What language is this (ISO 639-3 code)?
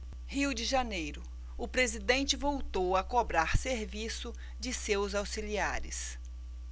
por